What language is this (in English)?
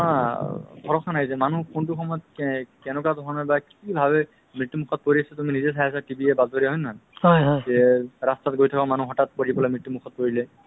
Assamese